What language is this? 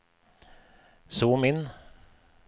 Norwegian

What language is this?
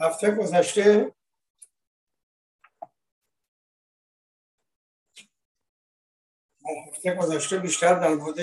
Persian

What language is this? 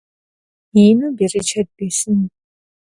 Kabardian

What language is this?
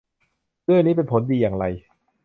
Thai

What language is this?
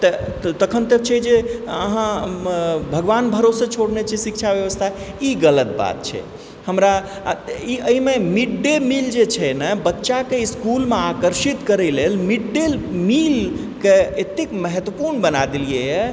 Maithili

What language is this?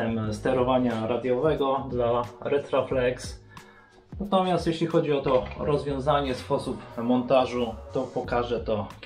Polish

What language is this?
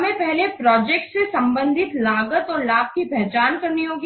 Hindi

